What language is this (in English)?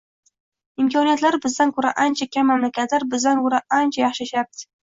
Uzbek